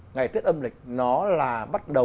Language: Vietnamese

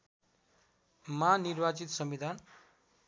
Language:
Nepali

